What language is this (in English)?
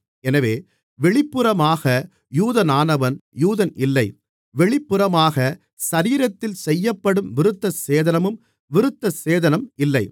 Tamil